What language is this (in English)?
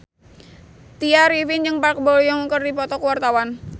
Sundanese